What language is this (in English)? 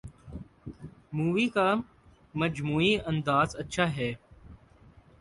Urdu